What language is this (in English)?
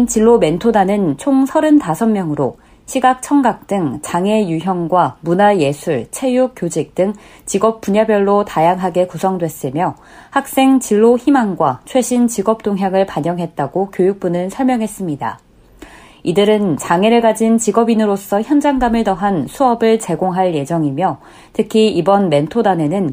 Korean